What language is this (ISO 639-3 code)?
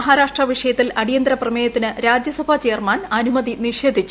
mal